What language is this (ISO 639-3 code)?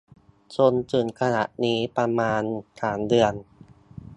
tha